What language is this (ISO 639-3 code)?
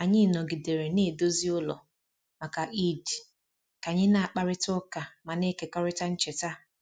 ibo